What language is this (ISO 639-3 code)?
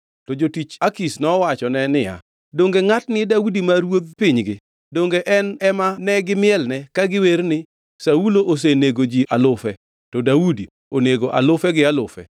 luo